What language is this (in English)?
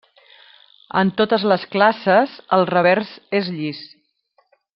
Catalan